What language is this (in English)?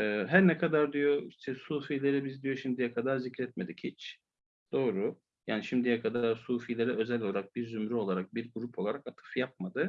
Turkish